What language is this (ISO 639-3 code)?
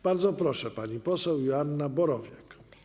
pol